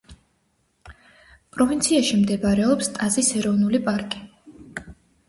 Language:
Georgian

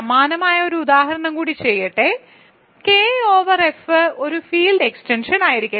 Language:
Malayalam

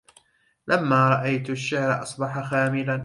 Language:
Arabic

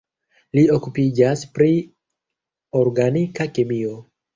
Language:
Esperanto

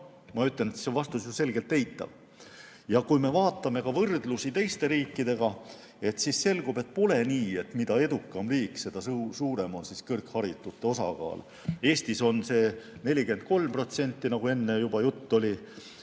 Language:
Estonian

